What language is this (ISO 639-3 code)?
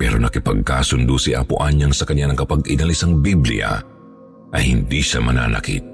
fil